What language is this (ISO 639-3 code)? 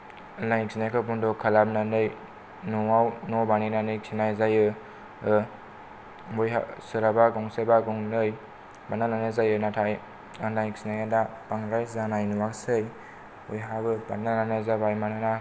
brx